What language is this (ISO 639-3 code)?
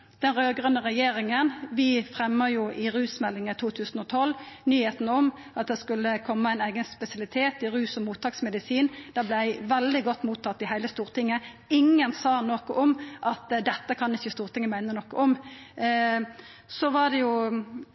nno